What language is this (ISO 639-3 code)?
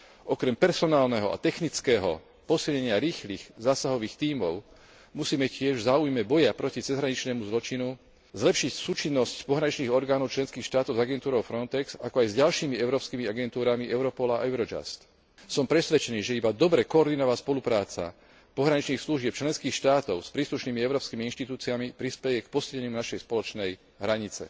slk